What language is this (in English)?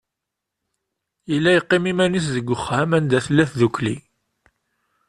Kabyle